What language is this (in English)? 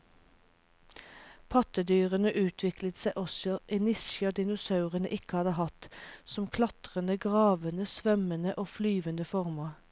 Norwegian